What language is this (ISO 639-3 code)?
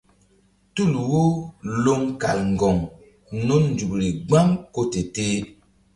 mdd